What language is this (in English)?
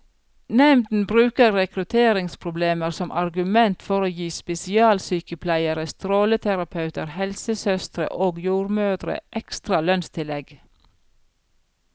Norwegian